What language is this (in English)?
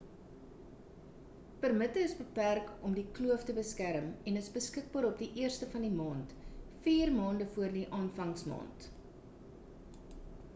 Afrikaans